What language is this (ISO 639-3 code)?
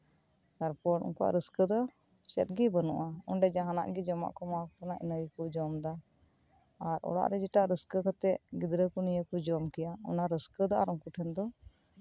sat